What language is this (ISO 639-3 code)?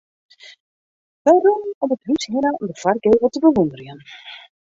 fry